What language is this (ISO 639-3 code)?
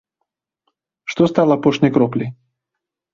bel